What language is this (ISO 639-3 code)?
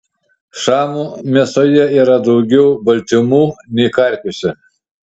lit